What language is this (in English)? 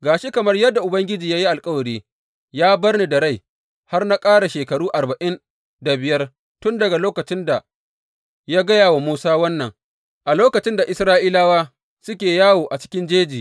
Hausa